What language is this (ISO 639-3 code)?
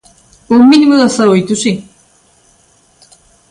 glg